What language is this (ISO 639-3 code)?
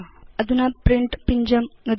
san